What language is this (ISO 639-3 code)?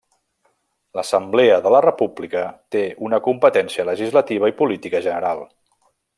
cat